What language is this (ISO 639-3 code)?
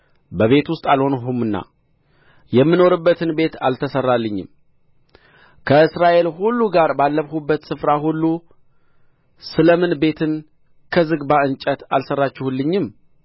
amh